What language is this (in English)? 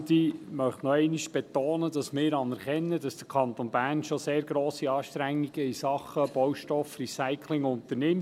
Swiss German